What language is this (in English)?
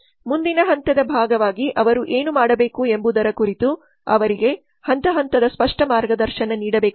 Kannada